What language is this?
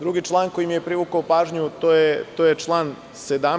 Serbian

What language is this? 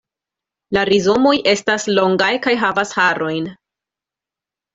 Esperanto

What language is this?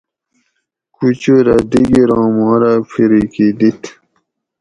Gawri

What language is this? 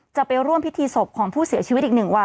Thai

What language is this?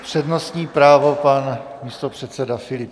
Czech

